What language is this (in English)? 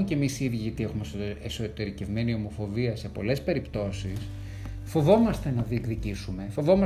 Greek